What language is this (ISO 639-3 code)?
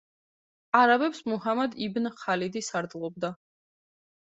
kat